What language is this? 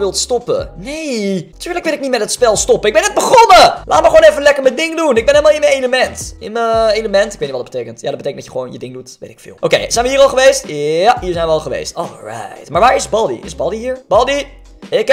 Dutch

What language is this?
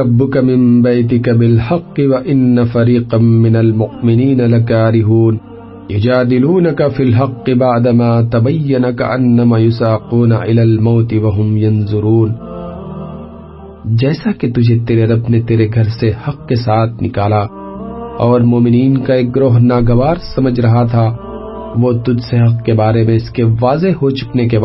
Urdu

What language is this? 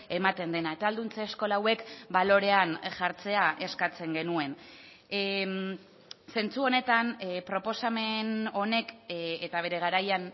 Basque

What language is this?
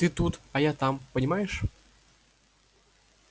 Russian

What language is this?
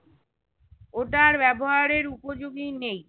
Bangla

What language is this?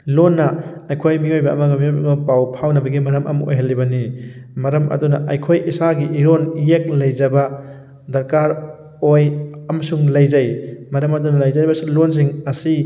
Manipuri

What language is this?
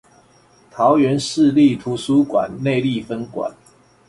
Chinese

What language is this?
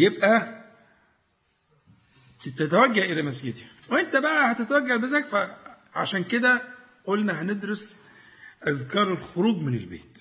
Arabic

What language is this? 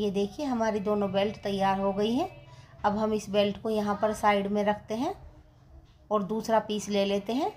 Hindi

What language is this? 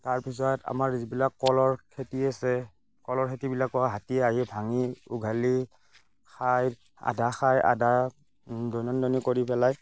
Assamese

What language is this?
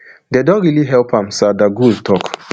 Nigerian Pidgin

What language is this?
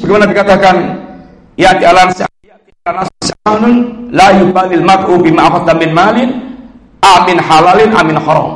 Indonesian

